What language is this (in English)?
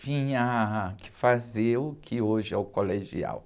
Portuguese